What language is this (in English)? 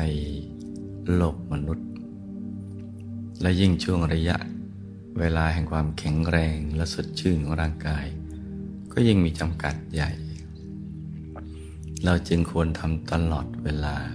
Thai